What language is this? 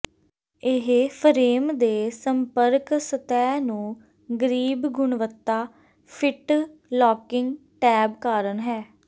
Punjabi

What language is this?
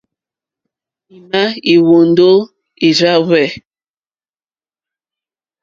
Mokpwe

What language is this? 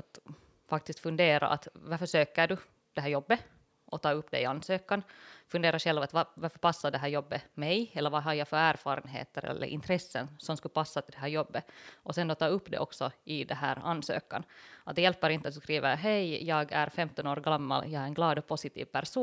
Swedish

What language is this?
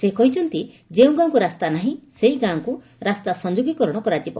Odia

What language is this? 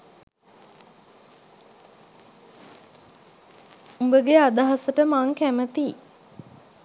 Sinhala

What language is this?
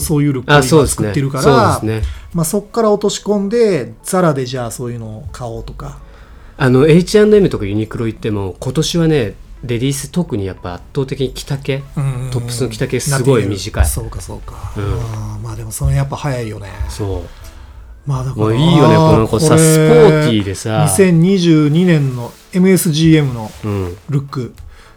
Japanese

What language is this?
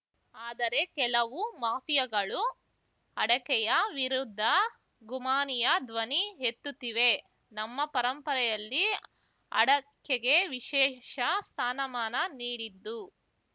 Kannada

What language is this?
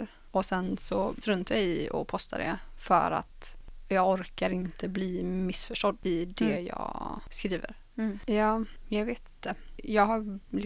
Swedish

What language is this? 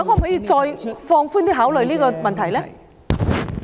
Cantonese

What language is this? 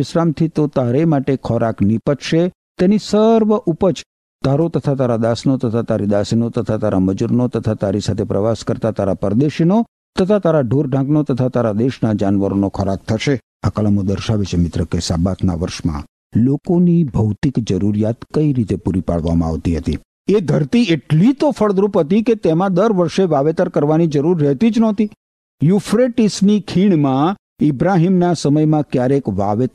Gujarati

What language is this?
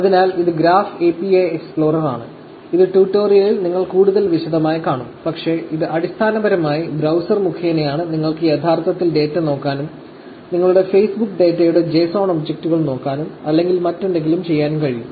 Malayalam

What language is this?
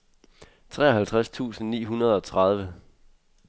Danish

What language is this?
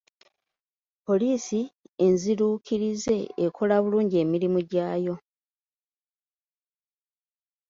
Ganda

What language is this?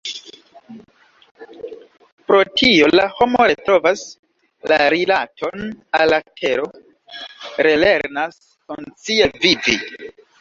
Esperanto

